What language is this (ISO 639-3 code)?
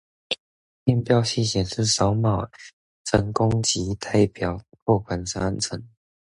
zho